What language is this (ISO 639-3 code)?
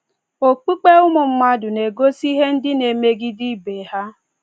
ibo